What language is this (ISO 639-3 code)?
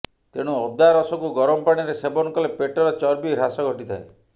ori